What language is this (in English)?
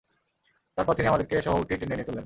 Bangla